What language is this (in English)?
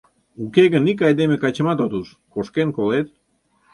Mari